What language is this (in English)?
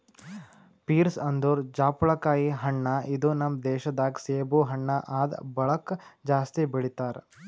Kannada